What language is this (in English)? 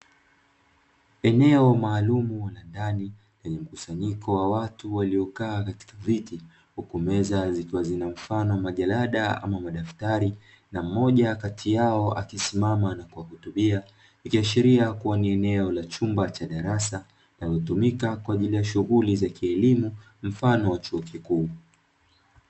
Swahili